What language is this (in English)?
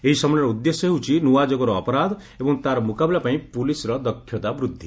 Odia